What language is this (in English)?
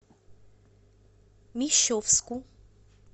Russian